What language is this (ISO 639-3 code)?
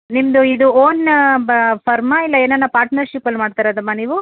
kan